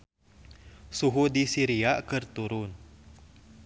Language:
Sundanese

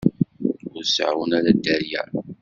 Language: Kabyle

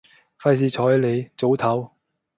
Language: Cantonese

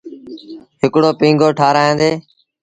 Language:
Sindhi Bhil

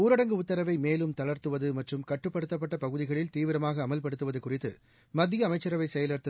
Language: Tamil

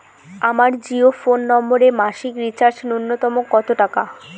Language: Bangla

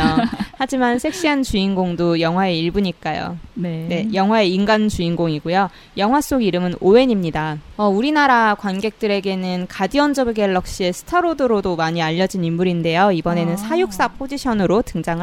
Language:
Korean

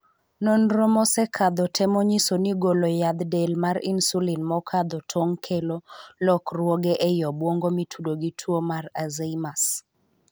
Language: Luo (Kenya and Tanzania)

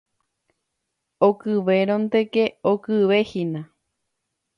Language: Guarani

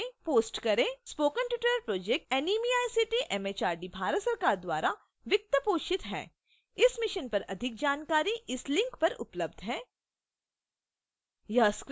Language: Hindi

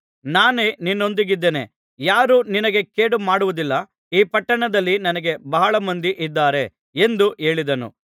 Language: Kannada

